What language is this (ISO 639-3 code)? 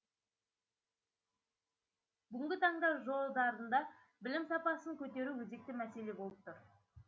kaz